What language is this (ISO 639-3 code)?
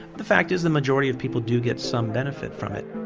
eng